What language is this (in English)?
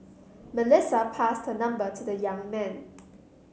English